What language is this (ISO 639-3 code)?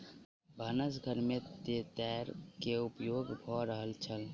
mai